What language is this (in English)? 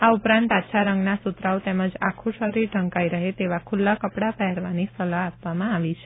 Gujarati